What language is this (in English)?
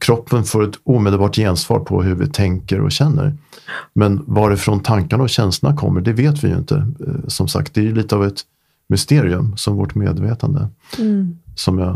Swedish